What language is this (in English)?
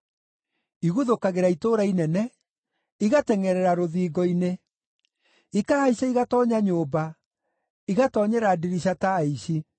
Kikuyu